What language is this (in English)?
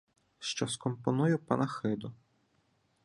Ukrainian